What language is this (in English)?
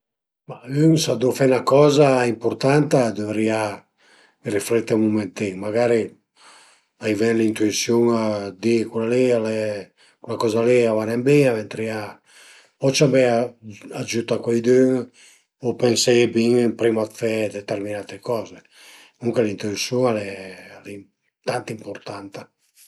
Piedmontese